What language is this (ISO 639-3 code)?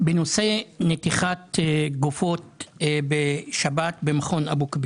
heb